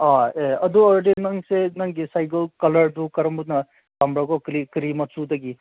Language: Manipuri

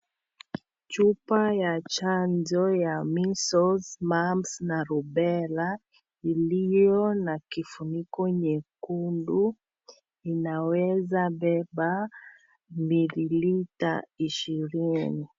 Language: Swahili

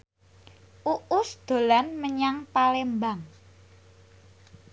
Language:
Javanese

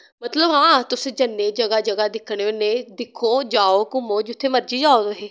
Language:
Dogri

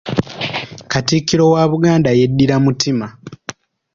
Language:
Ganda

